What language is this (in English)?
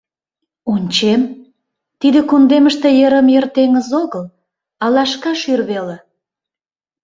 Mari